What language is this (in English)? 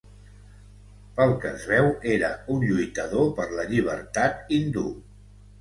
Catalan